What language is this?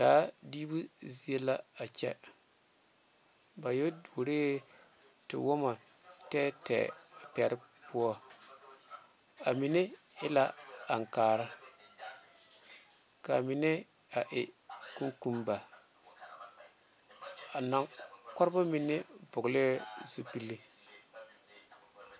Southern Dagaare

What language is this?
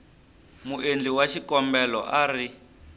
Tsonga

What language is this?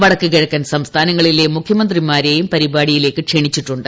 Malayalam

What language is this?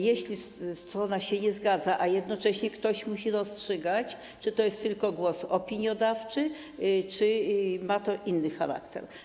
Polish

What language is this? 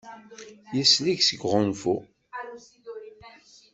Kabyle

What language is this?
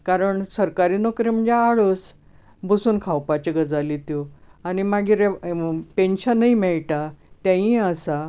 Konkani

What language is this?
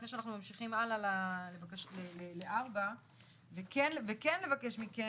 Hebrew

